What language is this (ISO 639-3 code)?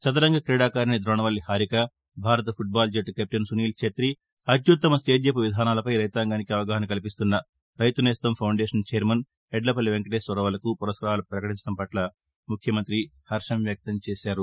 tel